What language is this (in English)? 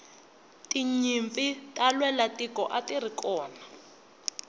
Tsonga